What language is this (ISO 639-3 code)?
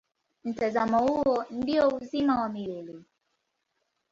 swa